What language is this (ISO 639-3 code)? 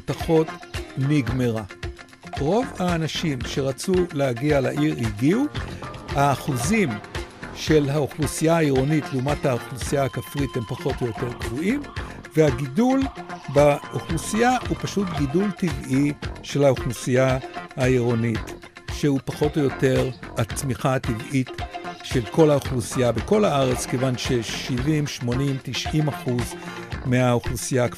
heb